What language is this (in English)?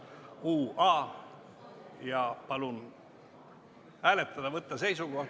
Estonian